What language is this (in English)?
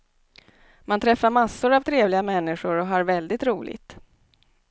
Swedish